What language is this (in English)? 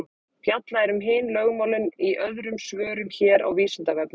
Icelandic